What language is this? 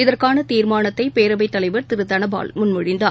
Tamil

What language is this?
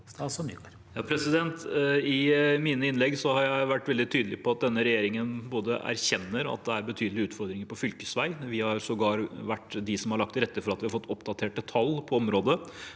Norwegian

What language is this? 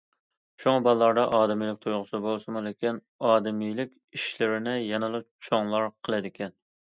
Uyghur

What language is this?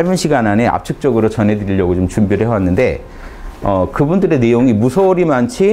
Korean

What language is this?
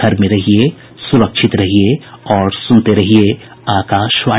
Hindi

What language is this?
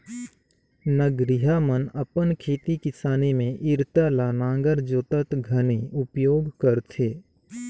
Chhattisgarhi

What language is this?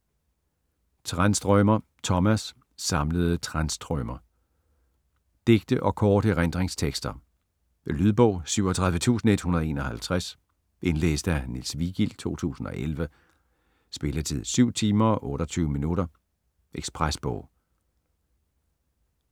Danish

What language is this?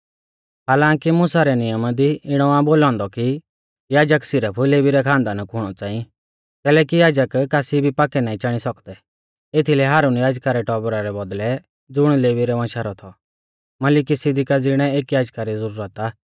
Mahasu Pahari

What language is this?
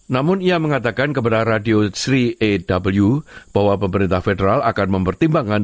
Indonesian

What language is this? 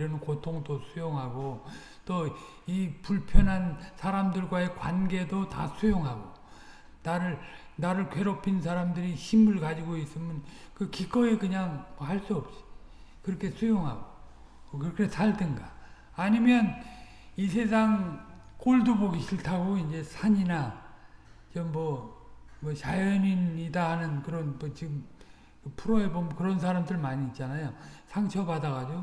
Korean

